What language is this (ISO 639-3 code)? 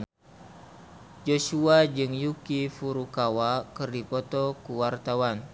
sun